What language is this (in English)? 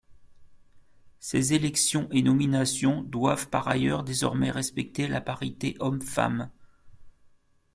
French